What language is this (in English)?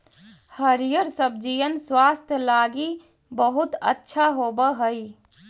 Magahi